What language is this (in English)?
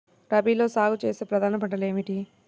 Telugu